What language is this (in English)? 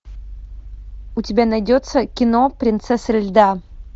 Russian